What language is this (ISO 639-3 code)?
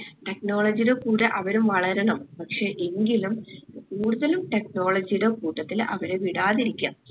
mal